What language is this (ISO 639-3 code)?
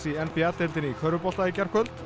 isl